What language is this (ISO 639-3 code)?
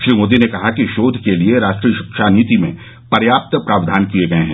hin